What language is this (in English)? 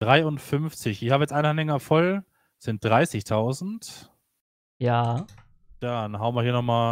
German